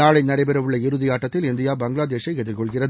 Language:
Tamil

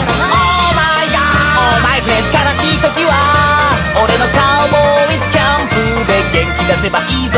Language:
Thai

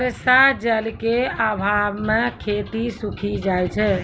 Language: Maithili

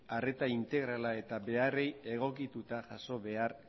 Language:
Basque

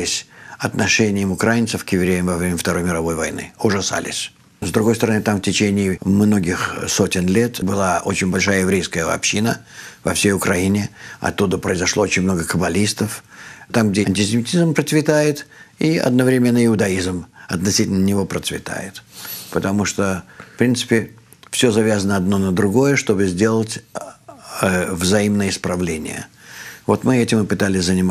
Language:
Russian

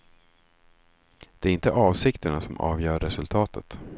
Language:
Swedish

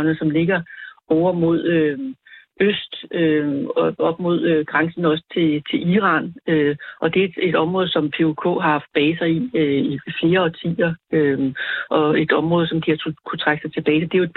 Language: Danish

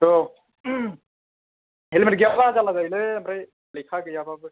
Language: Bodo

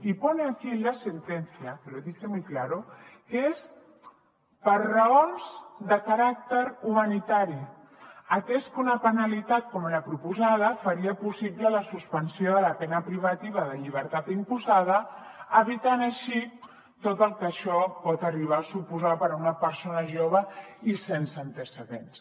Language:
Catalan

